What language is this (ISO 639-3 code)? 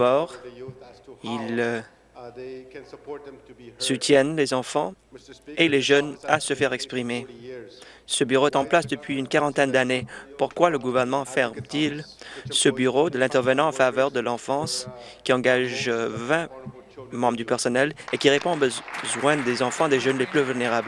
fra